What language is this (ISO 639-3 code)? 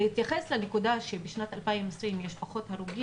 heb